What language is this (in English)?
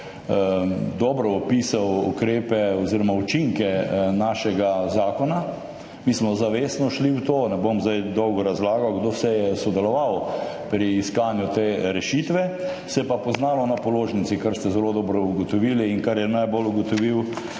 Slovenian